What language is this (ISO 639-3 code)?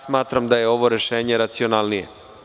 srp